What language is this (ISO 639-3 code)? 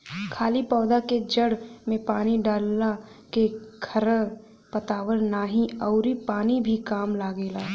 bho